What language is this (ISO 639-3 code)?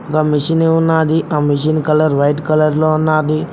tel